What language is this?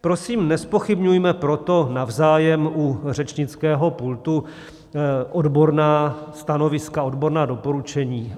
Czech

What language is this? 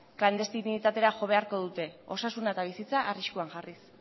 Basque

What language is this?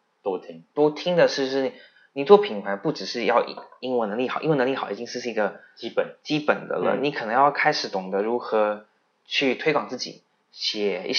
Chinese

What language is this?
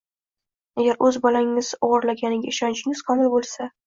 Uzbek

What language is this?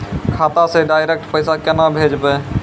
Maithili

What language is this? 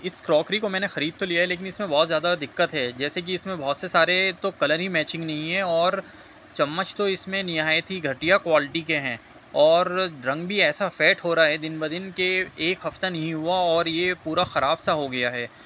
Urdu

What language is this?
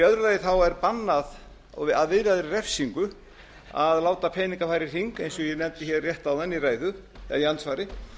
Icelandic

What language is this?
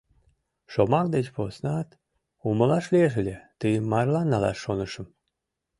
Mari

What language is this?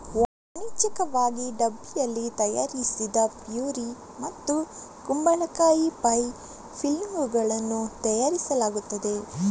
Kannada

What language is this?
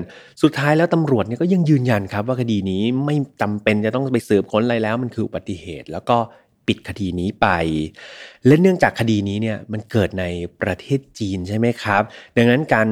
Thai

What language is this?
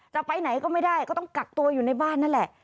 Thai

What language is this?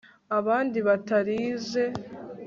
Kinyarwanda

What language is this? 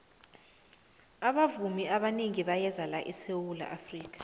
South Ndebele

